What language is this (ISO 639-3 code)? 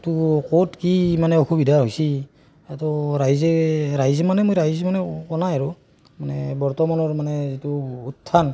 asm